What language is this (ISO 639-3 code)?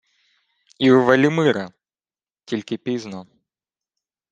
ukr